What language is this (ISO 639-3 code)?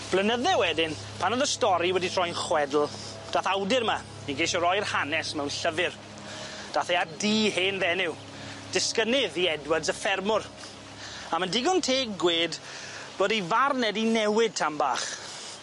cym